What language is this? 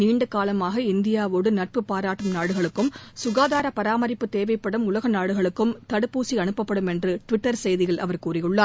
Tamil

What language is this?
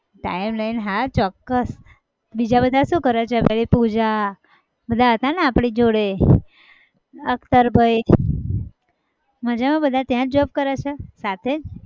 Gujarati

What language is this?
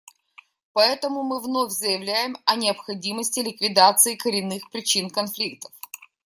Russian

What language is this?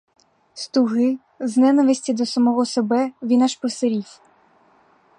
Ukrainian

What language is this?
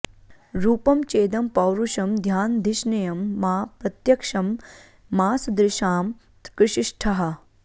Sanskrit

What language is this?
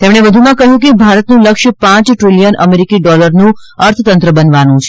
Gujarati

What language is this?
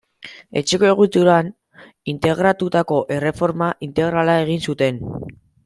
Basque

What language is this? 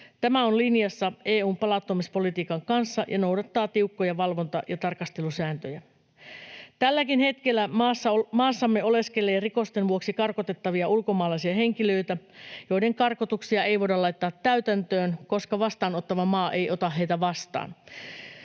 Finnish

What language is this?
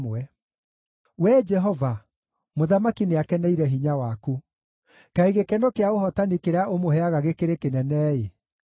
Kikuyu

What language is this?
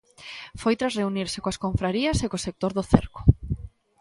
Galician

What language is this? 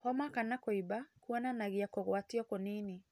Kikuyu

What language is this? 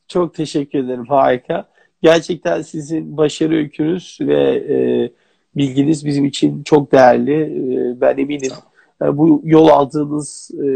Turkish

